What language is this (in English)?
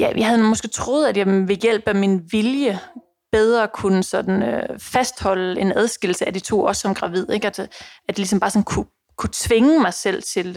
Danish